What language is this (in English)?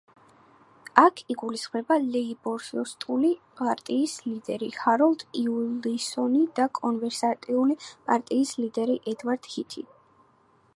Georgian